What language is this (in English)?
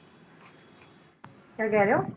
Punjabi